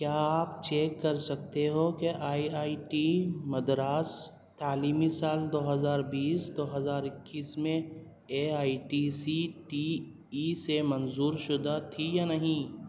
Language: Urdu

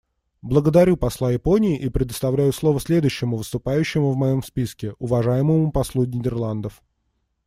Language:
Russian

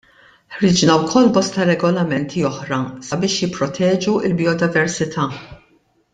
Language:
Maltese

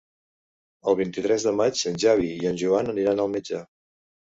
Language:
Catalan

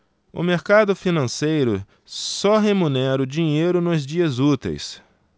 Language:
Portuguese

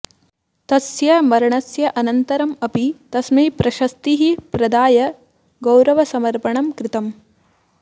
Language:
Sanskrit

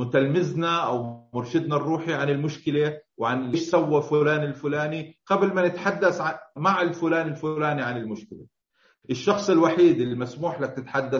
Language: Arabic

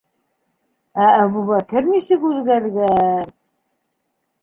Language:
Bashkir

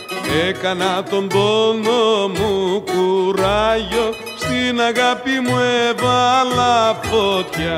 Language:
Greek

